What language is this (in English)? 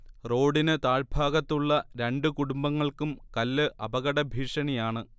Malayalam